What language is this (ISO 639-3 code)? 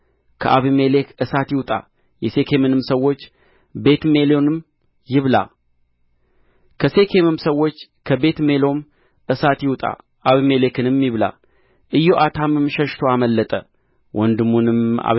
amh